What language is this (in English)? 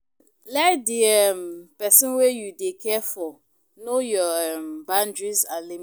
Nigerian Pidgin